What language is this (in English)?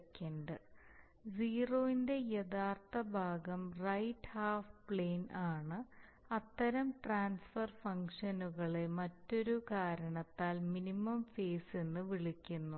Malayalam